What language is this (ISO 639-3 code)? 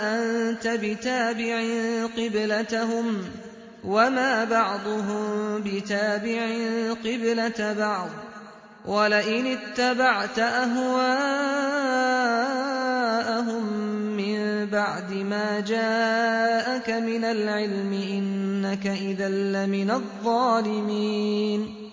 ara